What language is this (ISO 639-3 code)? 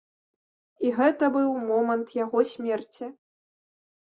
bel